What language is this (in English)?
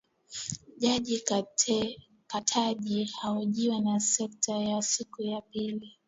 Swahili